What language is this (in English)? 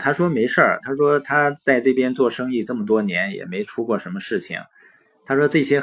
Chinese